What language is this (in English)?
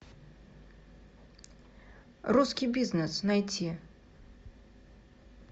Russian